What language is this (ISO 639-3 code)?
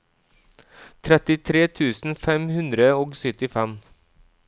nor